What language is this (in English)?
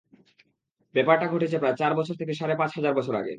Bangla